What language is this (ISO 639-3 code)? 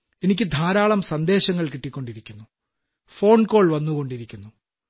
mal